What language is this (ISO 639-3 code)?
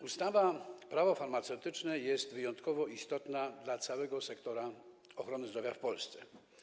pol